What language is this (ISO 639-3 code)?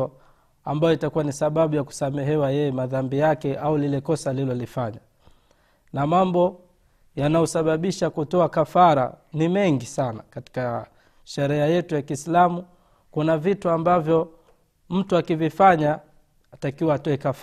swa